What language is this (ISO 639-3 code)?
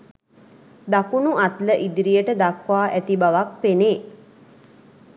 sin